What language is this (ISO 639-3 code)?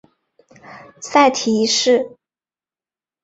zho